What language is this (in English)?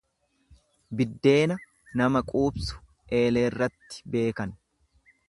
Oromo